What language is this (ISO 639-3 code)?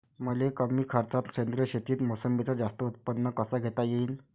mar